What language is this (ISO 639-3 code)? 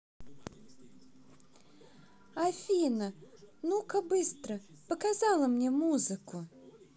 rus